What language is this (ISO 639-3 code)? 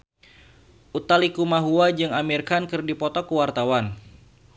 sun